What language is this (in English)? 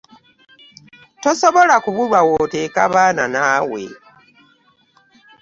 Ganda